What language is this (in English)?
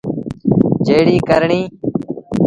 Sindhi Bhil